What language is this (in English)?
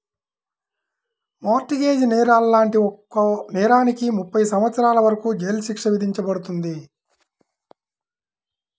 Telugu